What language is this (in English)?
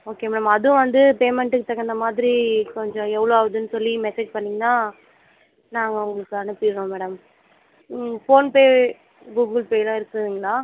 Tamil